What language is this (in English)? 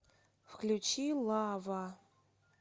Russian